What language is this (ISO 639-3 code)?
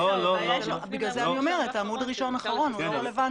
heb